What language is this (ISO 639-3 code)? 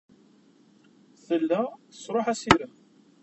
kab